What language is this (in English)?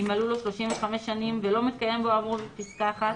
Hebrew